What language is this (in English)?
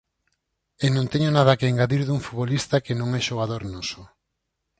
Galician